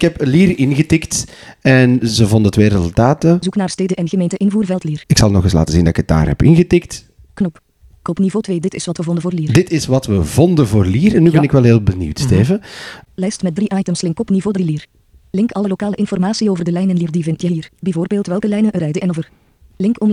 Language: Dutch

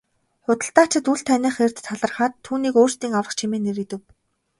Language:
Mongolian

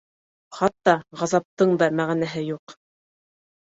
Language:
Bashkir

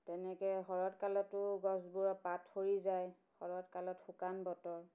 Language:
Assamese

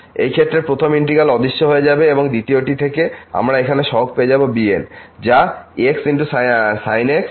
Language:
Bangla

